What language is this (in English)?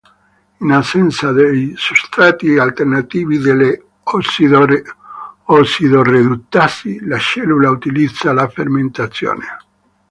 Italian